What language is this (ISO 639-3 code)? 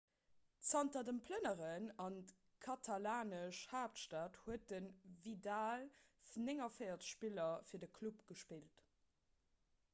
ltz